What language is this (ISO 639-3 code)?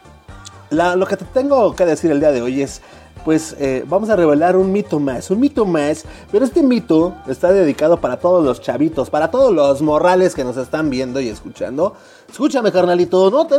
spa